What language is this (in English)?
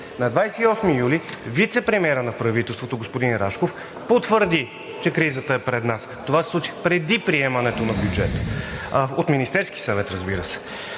Bulgarian